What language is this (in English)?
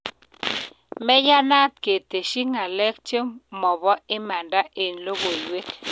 Kalenjin